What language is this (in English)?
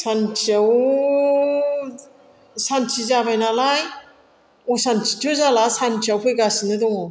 Bodo